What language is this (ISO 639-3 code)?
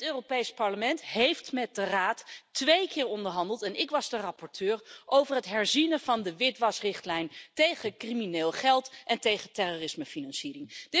nld